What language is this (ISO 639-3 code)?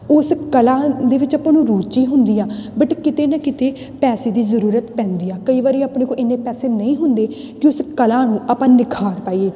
pan